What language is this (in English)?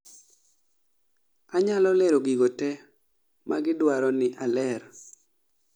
Luo (Kenya and Tanzania)